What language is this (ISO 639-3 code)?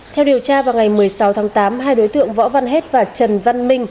vie